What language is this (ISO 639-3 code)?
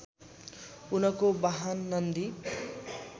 nep